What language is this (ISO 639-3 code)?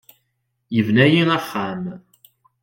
kab